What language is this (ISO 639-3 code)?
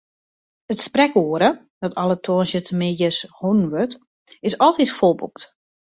fry